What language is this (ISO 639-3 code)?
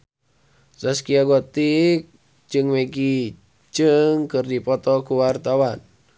sun